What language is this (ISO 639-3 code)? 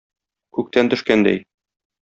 tat